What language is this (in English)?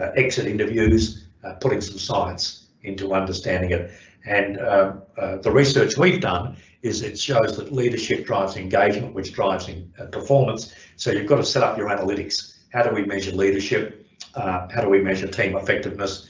English